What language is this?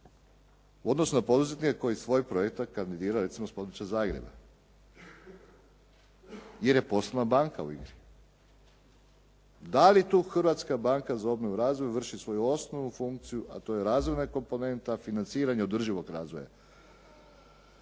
Croatian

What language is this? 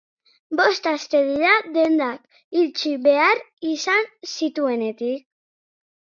Basque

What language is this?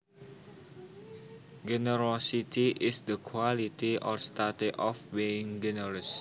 Javanese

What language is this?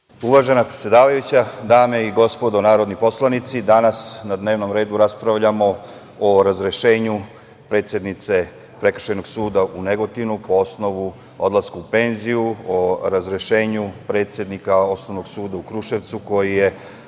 Serbian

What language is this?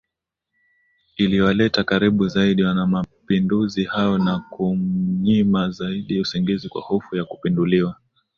Swahili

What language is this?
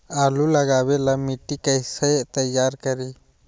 Magahi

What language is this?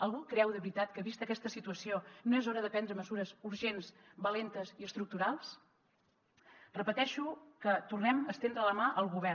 Catalan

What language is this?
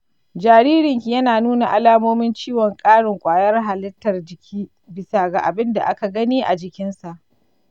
Hausa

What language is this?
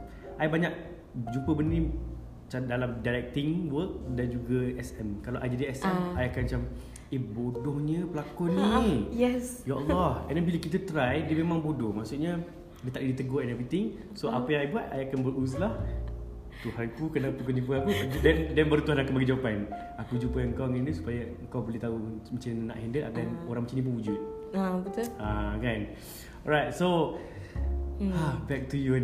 Malay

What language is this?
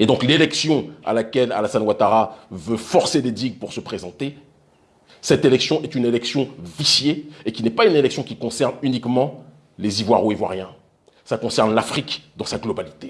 French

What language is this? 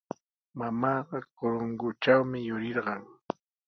Sihuas Ancash Quechua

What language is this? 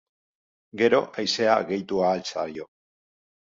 Basque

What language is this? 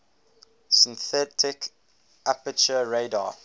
English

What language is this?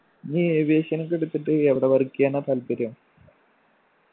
Malayalam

